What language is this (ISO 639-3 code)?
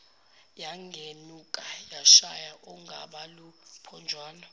zul